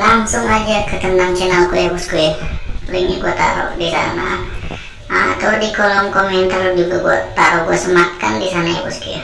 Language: Indonesian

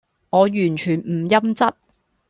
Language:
Cantonese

